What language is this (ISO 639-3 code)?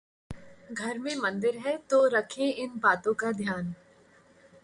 hin